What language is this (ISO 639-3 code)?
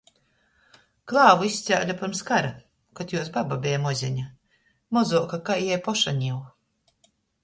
ltg